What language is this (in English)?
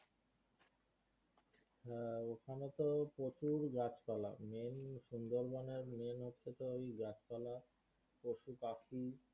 Bangla